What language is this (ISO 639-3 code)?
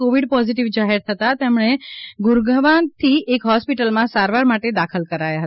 guj